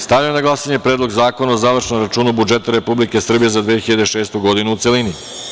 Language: Serbian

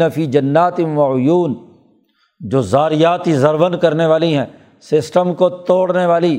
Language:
Urdu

